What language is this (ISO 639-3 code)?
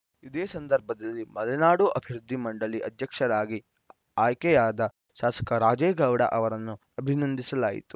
kan